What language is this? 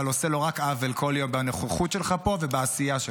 Hebrew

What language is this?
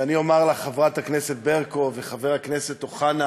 Hebrew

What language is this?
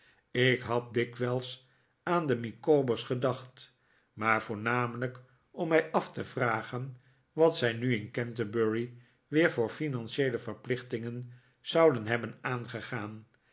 Dutch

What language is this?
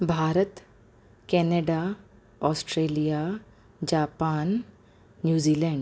Sindhi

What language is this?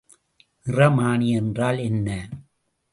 Tamil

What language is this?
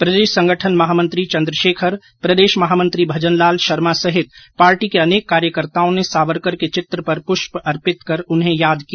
Hindi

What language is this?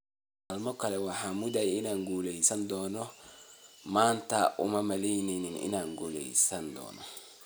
Somali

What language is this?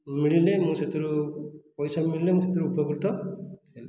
Odia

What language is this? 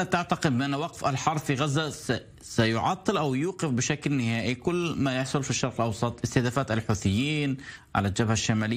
Arabic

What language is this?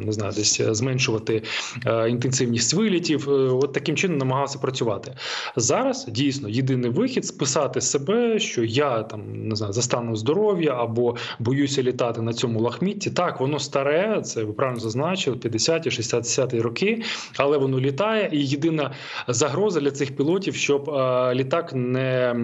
Ukrainian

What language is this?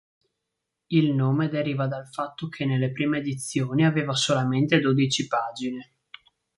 Italian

